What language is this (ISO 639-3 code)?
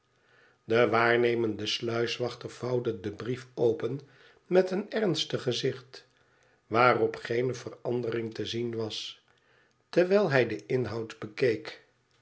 nld